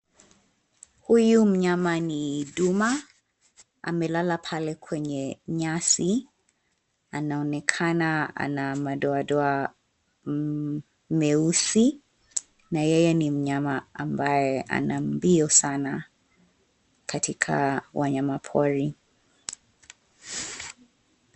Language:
Swahili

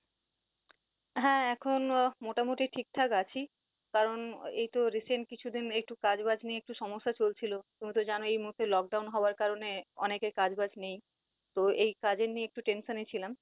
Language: Bangla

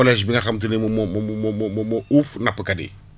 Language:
Wolof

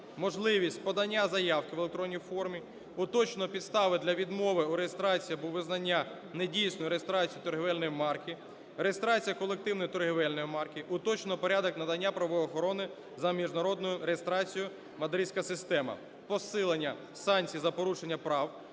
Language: Ukrainian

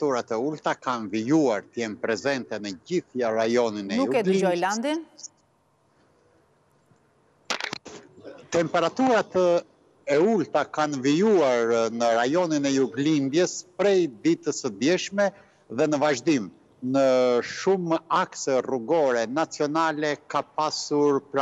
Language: Romanian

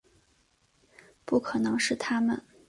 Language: Chinese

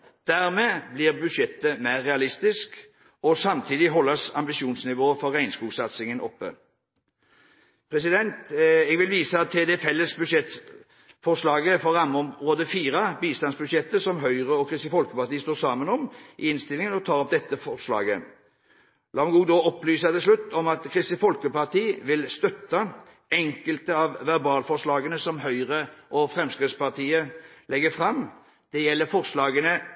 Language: Norwegian Bokmål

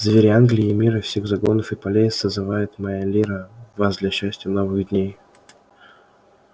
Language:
Russian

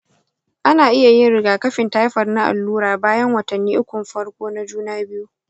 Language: Hausa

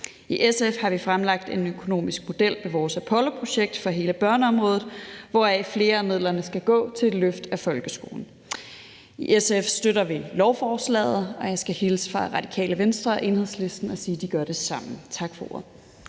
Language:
Danish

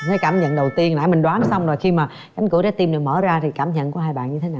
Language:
Vietnamese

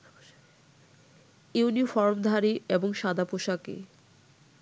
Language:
Bangla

